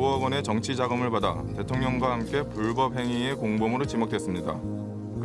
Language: Korean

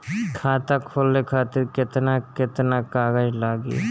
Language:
Bhojpuri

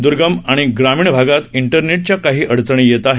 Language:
Marathi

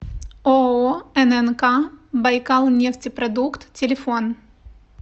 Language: Russian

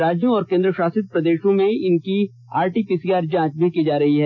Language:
Hindi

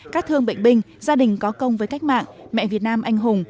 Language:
Vietnamese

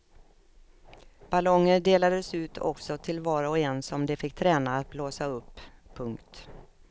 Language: Swedish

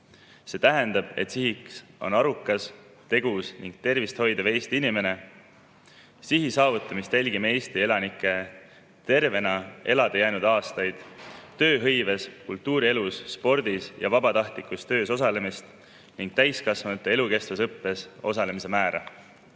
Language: Estonian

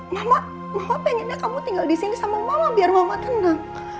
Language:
Indonesian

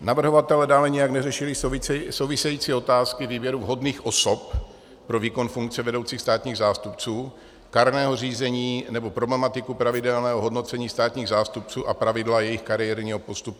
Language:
Czech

